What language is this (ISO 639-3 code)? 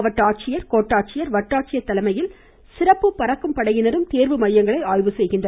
tam